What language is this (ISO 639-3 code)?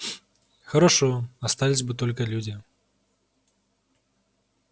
rus